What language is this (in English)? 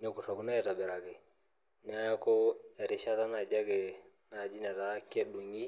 Masai